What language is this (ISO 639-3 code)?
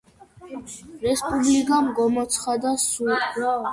kat